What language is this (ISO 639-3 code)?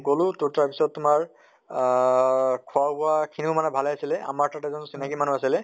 asm